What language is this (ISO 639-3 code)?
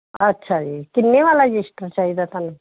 pan